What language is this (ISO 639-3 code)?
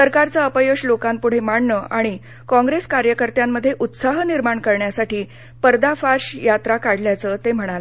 mar